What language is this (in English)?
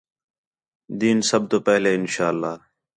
Khetrani